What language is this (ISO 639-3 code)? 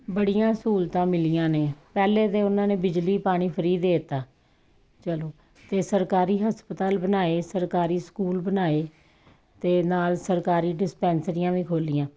pan